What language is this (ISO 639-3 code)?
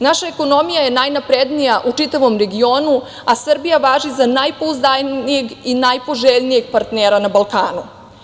srp